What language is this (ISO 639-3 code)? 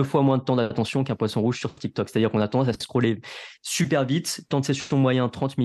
fra